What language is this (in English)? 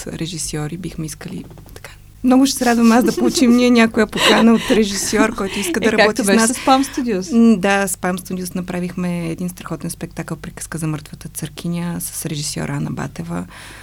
Bulgarian